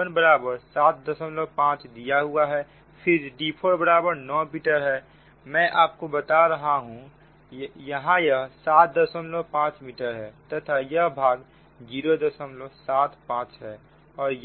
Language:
Hindi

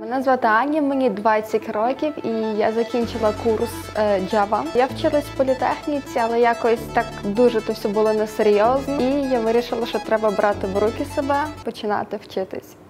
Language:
Ukrainian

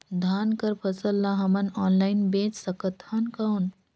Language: Chhattisgarhi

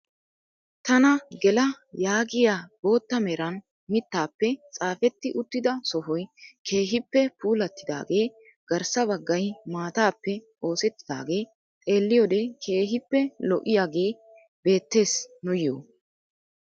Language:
Wolaytta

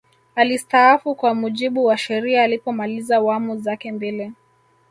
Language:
Swahili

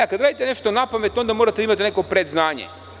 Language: Serbian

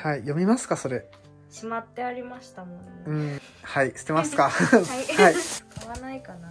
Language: Japanese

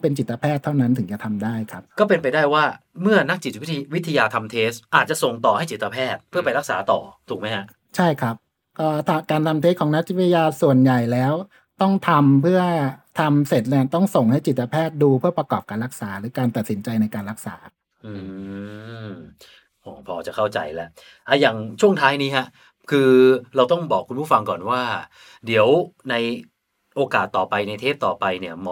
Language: Thai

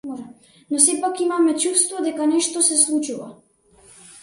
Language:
Macedonian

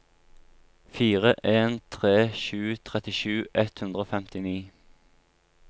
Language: Norwegian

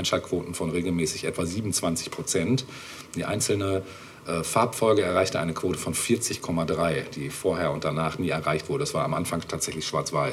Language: German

